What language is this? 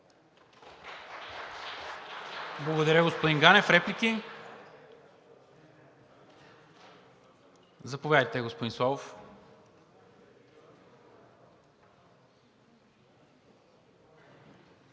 Bulgarian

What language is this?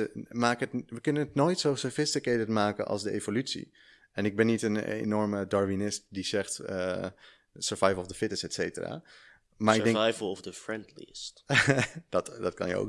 Dutch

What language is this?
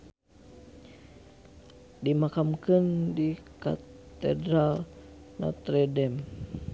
Sundanese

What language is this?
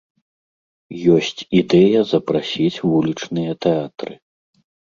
Belarusian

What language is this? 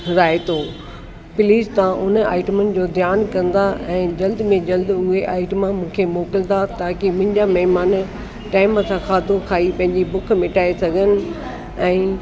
Sindhi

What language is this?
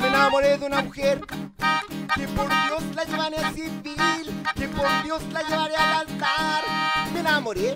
Spanish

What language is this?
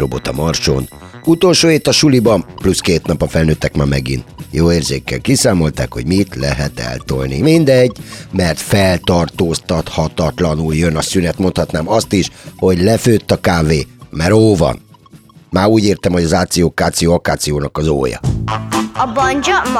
Hungarian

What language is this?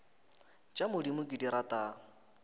Northern Sotho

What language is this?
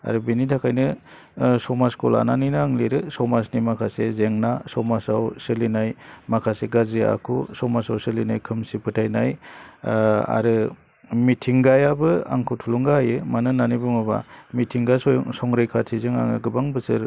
Bodo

